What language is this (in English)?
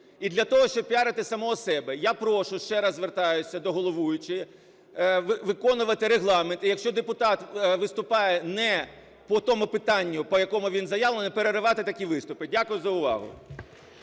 Ukrainian